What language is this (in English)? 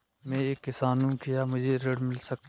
Hindi